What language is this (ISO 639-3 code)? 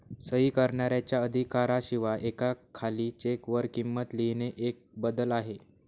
mar